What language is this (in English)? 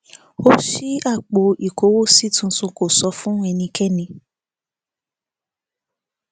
Yoruba